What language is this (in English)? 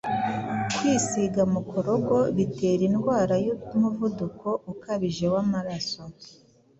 Kinyarwanda